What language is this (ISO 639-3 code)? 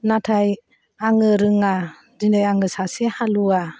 brx